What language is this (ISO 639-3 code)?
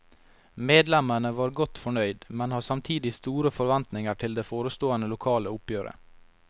nor